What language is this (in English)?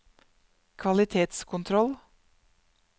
Norwegian